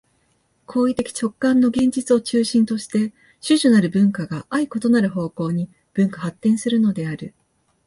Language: Japanese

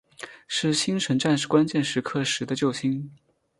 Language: Chinese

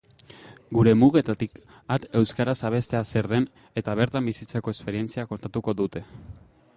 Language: Basque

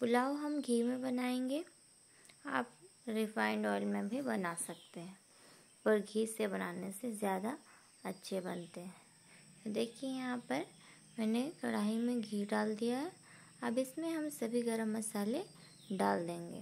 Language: Hindi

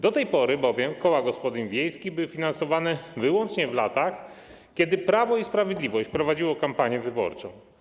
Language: Polish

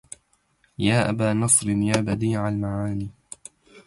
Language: Arabic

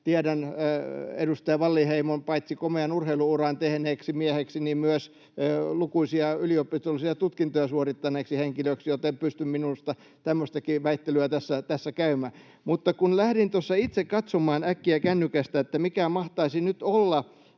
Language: Finnish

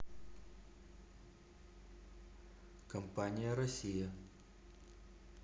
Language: Russian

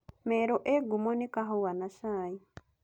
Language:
Kikuyu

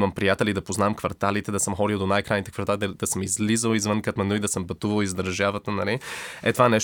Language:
Bulgarian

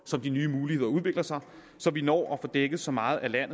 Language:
Danish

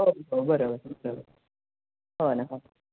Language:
Marathi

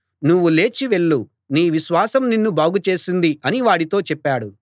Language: Telugu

